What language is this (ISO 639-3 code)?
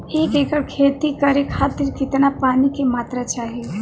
bho